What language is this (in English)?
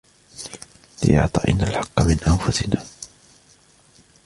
Arabic